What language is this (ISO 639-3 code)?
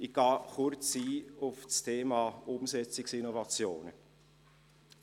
gsw